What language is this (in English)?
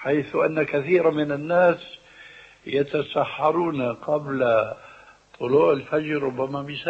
Arabic